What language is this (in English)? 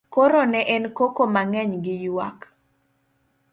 Luo (Kenya and Tanzania)